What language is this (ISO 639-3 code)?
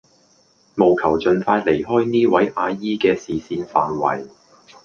yue